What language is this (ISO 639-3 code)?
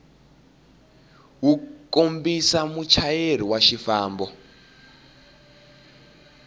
tso